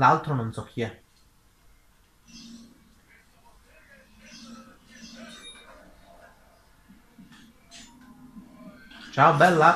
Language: Italian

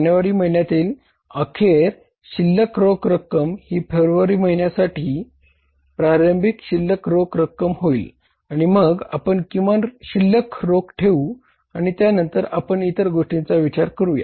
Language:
Marathi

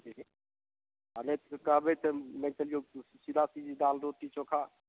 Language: Maithili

